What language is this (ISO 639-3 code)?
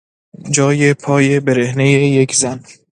fas